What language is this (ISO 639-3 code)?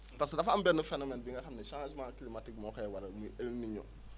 wol